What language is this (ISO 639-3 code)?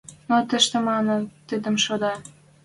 mrj